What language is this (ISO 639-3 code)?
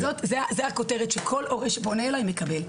heb